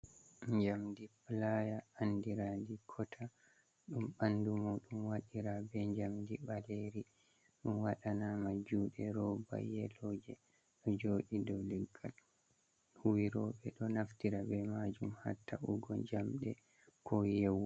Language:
Fula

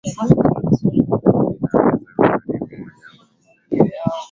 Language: Swahili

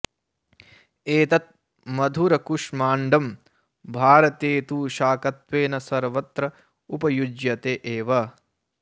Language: Sanskrit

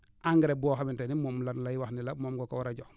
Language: Wolof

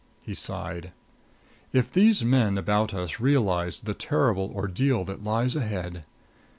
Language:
English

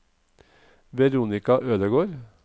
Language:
Norwegian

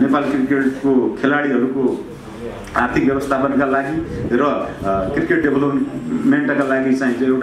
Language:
Portuguese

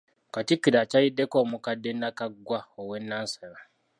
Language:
Ganda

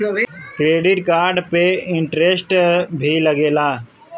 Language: Bhojpuri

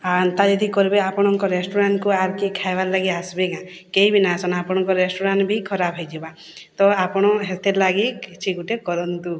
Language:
Odia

